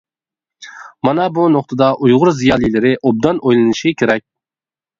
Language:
Uyghur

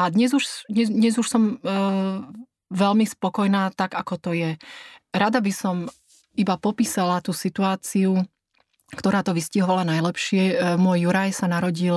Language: Slovak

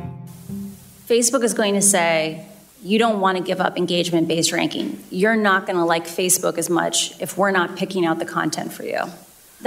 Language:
Hebrew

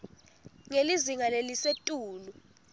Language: Swati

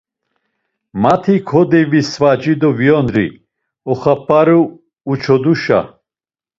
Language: Laz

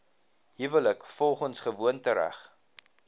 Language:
Afrikaans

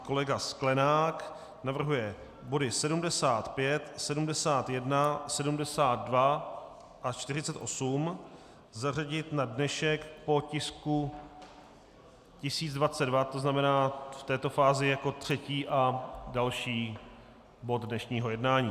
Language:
Czech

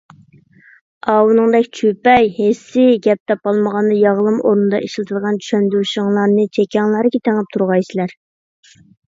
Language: Uyghur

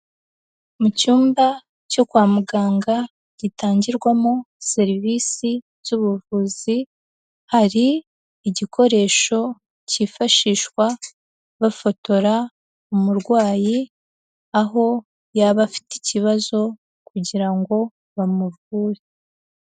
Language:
Kinyarwanda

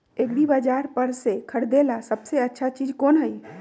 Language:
Magahi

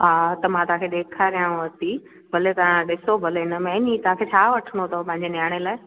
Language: Sindhi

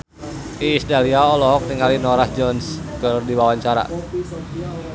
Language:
Sundanese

